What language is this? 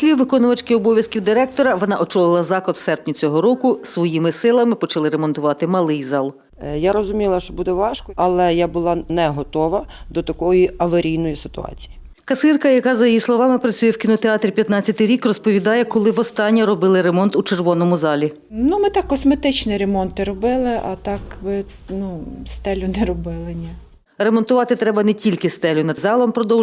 Ukrainian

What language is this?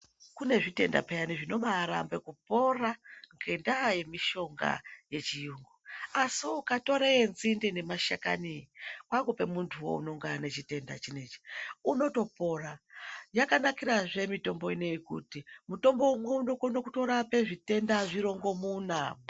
Ndau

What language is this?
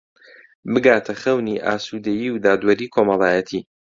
Central Kurdish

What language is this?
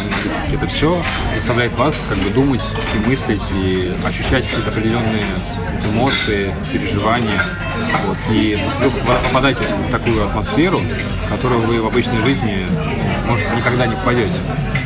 Russian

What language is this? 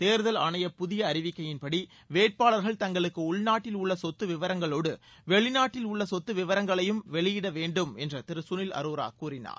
Tamil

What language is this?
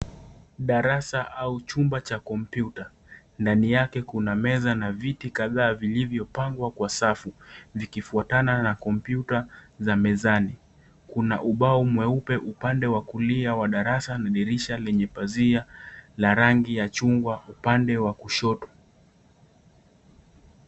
Swahili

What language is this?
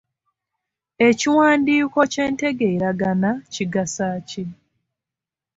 Ganda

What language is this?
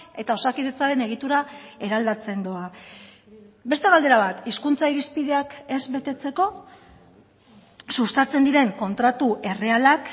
Basque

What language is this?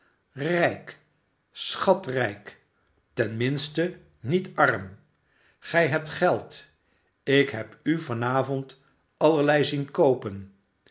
Dutch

